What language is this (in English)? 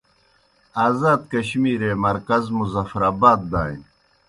Kohistani Shina